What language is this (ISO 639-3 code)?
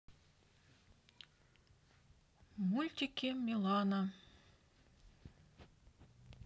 rus